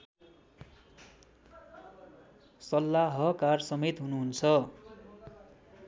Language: Nepali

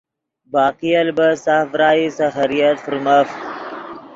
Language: Yidgha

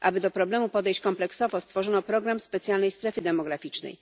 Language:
Polish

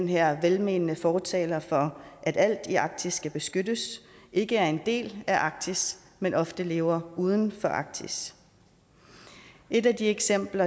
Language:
Danish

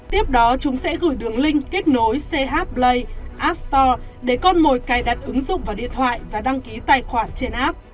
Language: Vietnamese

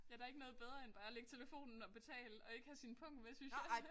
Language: Danish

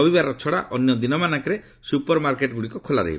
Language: Odia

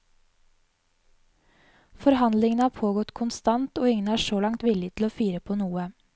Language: Norwegian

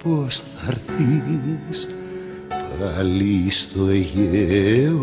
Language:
Greek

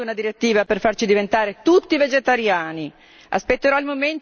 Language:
Italian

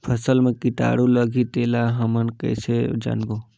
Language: Chhattisgarhi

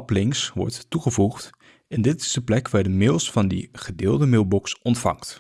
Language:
Dutch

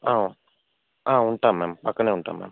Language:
Telugu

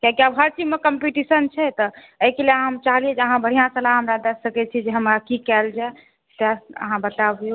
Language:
Maithili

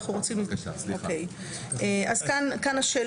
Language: Hebrew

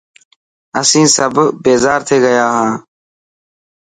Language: Dhatki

